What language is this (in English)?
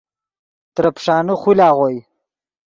Yidgha